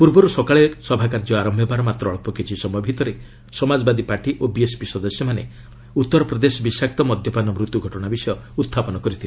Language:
Odia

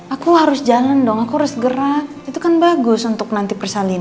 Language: Indonesian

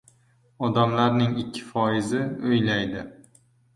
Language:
Uzbek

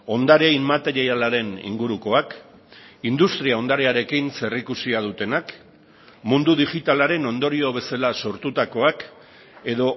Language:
Basque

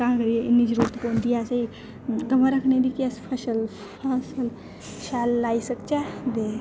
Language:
Dogri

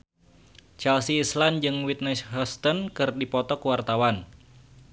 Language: Sundanese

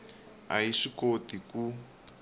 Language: Tsonga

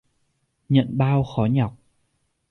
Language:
Vietnamese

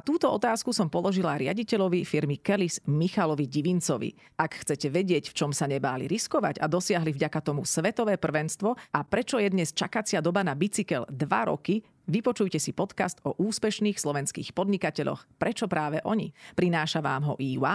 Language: Slovak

